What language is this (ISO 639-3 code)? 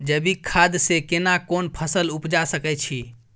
mai